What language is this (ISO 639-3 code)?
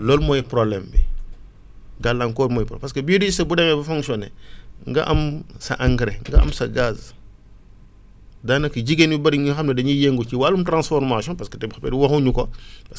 wol